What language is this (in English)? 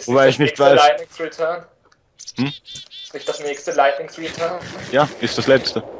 German